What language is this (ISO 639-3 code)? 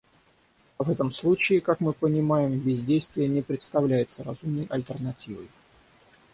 rus